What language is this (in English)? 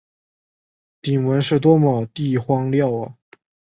Chinese